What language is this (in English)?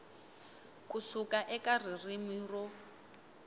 Tsonga